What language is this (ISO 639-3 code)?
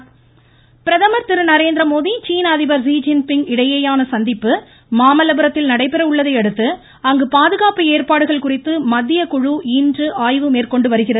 tam